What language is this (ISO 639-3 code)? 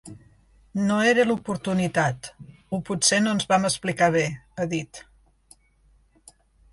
cat